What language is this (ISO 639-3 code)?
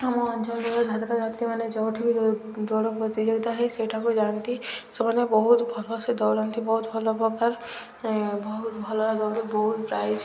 ori